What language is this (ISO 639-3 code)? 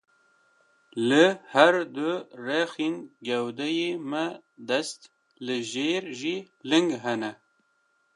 kur